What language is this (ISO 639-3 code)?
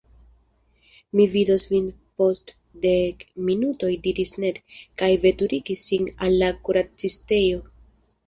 epo